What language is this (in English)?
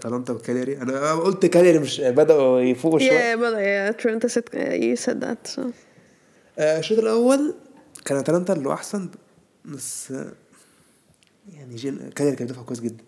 Arabic